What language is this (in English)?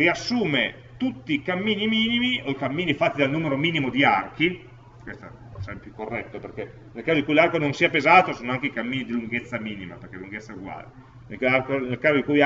Italian